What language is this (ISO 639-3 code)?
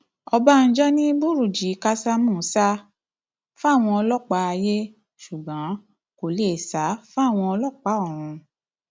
yor